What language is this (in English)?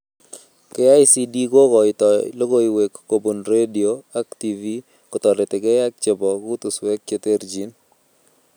Kalenjin